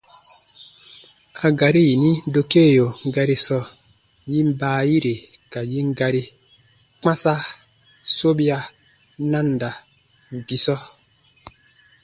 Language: Baatonum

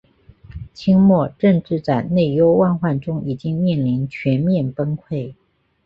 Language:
Chinese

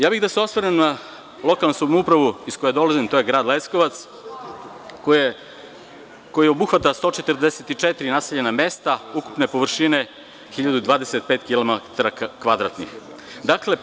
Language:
Serbian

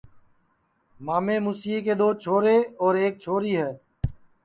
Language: Sansi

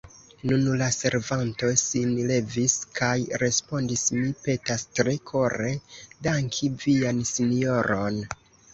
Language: Esperanto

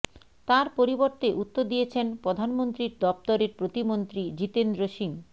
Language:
Bangla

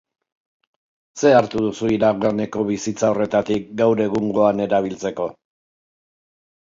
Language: Basque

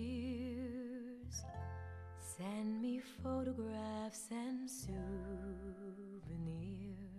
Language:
German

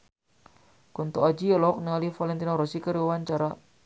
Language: Sundanese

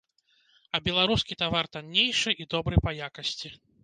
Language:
Belarusian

